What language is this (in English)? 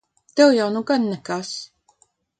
Latvian